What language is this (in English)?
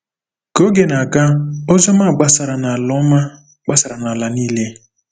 Igbo